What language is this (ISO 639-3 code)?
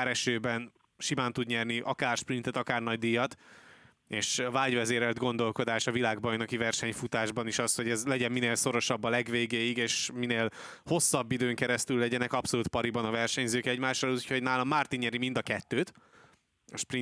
hun